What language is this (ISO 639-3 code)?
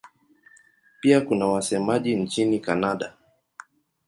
swa